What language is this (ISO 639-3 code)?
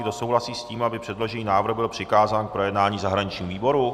ces